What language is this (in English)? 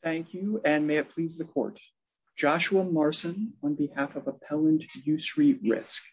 English